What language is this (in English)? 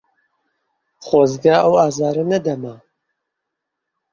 Central Kurdish